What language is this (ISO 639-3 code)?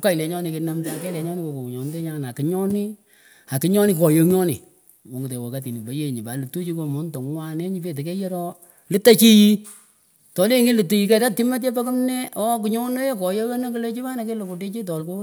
pko